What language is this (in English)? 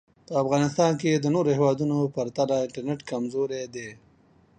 Pashto